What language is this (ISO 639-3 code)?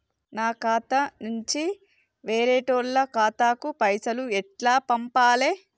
tel